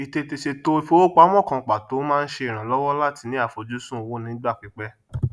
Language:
Yoruba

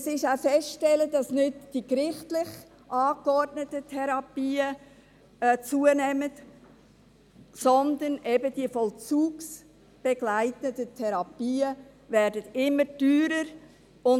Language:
Swiss German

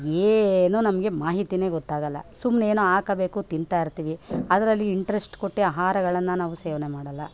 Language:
Kannada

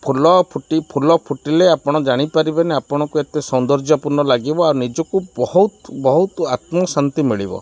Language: Odia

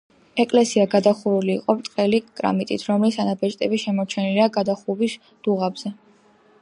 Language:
Georgian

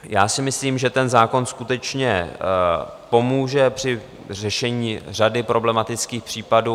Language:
Czech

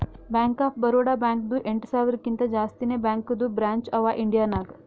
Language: Kannada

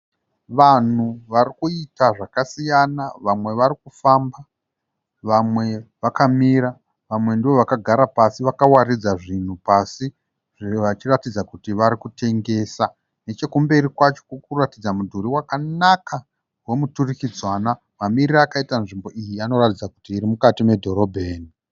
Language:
Shona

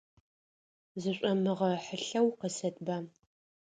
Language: Adyghe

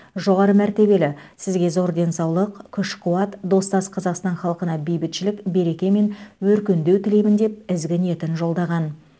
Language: Kazakh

